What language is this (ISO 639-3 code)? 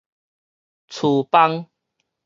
nan